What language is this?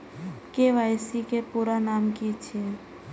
Maithili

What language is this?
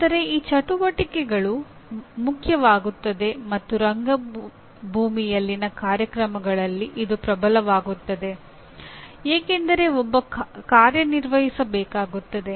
Kannada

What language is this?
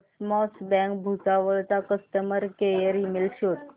Marathi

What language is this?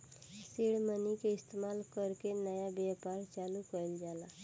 Bhojpuri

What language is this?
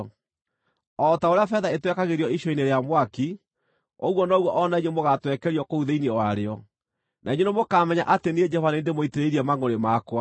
Kikuyu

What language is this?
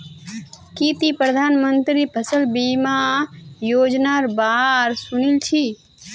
Magahi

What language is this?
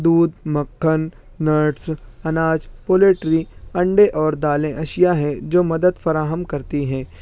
Urdu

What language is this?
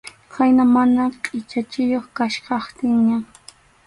Arequipa-La Unión Quechua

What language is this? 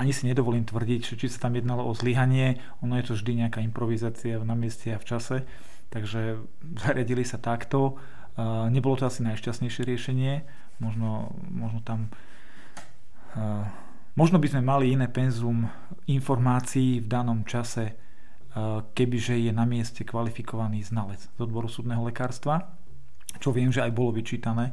Slovak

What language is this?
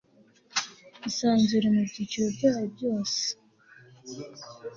Kinyarwanda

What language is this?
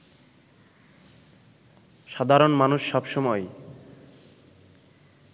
Bangla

